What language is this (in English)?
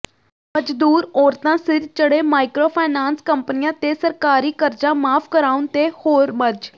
Punjabi